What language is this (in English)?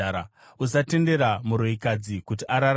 Shona